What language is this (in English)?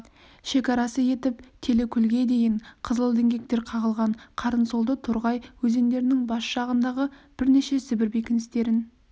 Kazakh